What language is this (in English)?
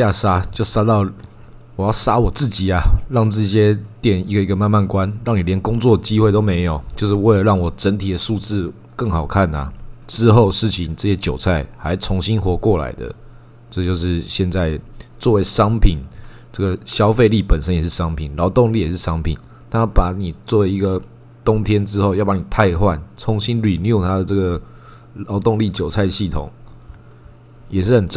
Chinese